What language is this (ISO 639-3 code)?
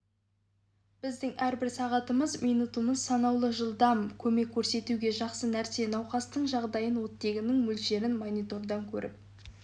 kaz